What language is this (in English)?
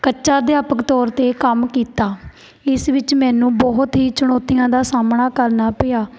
Punjabi